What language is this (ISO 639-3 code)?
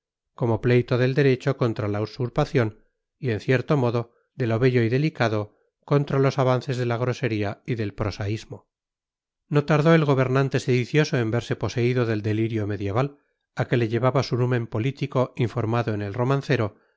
spa